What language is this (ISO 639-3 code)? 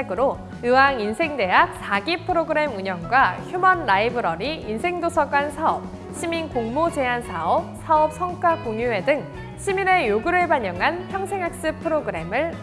kor